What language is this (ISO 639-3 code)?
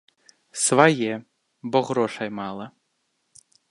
bel